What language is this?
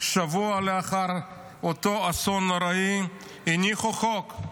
Hebrew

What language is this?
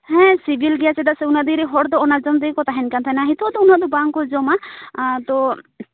Santali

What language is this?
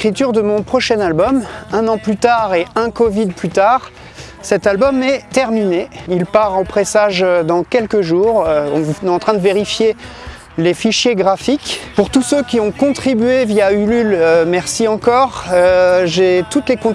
French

